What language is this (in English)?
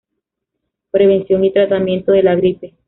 Spanish